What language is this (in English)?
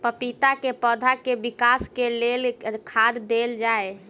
Maithili